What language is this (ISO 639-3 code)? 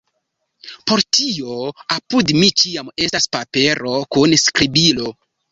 epo